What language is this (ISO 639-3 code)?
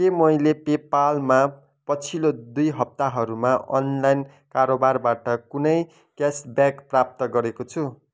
nep